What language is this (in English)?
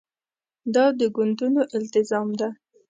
Pashto